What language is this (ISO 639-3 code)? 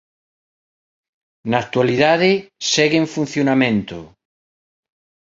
glg